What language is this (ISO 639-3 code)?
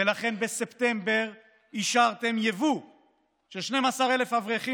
heb